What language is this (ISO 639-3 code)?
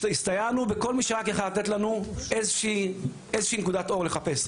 heb